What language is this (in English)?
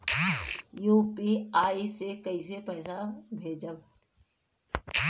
Bhojpuri